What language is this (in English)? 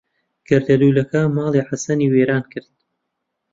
Central Kurdish